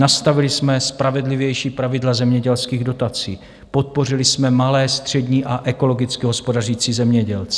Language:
Czech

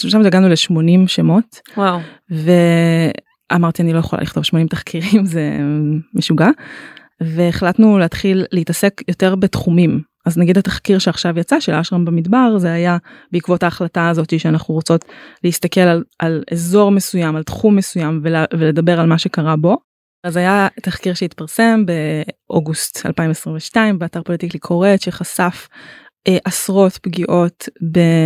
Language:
Hebrew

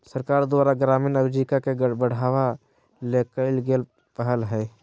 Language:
Magahi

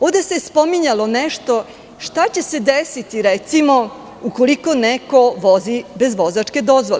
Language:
Serbian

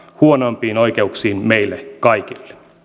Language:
Finnish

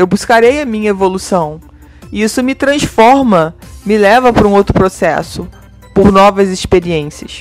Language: Portuguese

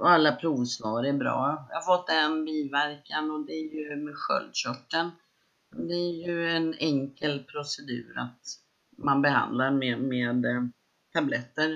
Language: Swedish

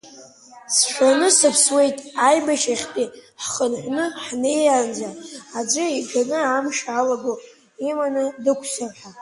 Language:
Abkhazian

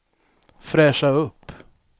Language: Swedish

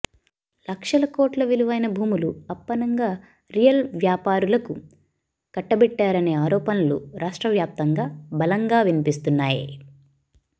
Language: Telugu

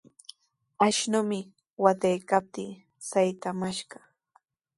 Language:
Sihuas Ancash Quechua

